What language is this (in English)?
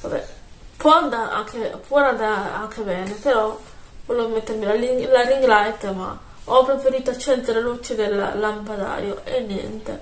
Italian